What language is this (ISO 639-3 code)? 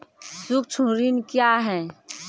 mai